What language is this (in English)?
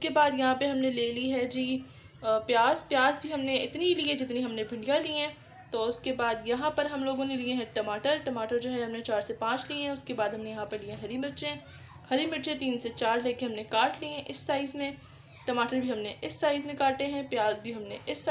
Hindi